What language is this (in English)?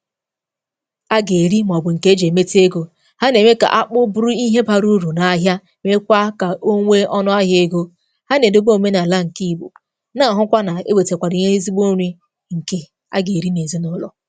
Igbo